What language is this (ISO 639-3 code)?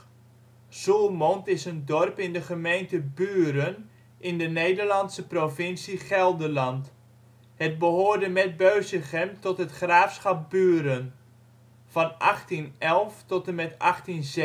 nld